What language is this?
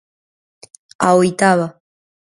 Galician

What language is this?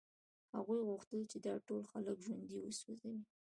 Pashto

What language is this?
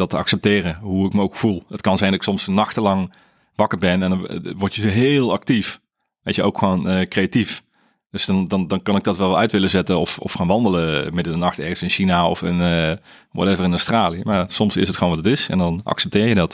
Dutch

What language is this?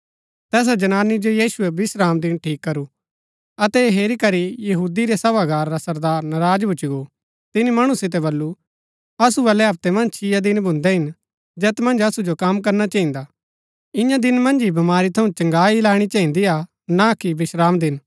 Gaddi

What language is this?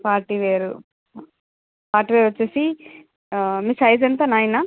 Telugu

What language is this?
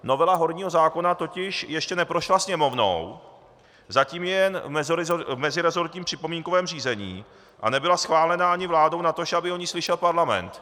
Czech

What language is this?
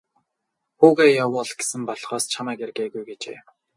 Mongolian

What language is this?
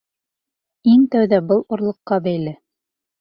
Bashkir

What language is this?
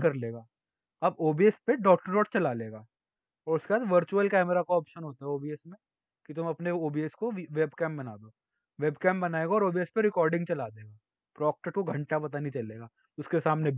Hindi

